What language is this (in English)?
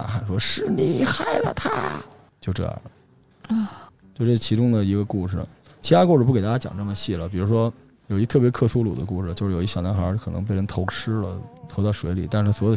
Chinese